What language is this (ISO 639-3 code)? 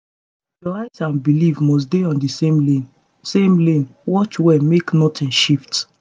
pcm